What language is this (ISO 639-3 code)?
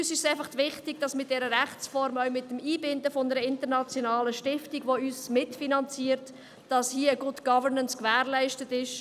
gsw